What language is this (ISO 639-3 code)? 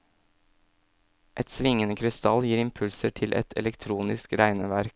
nor